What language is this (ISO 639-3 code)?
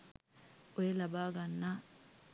sin